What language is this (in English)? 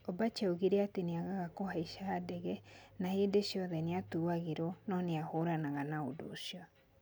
Kikuyu